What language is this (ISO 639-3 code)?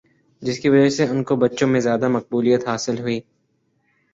urd